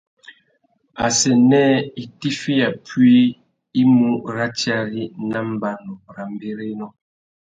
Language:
Tuki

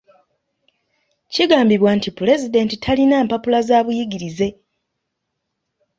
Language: Ganda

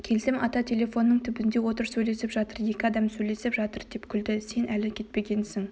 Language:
Kazakh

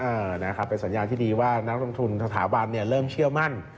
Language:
Thai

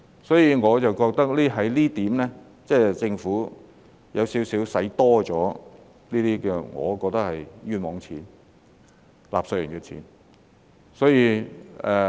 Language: Cantonese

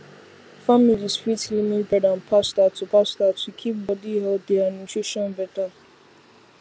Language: Nigerian Pidgin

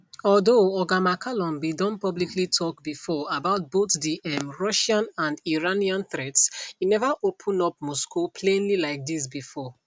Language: Nigerian Pidgin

